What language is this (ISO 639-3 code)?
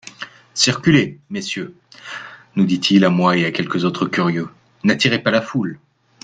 fra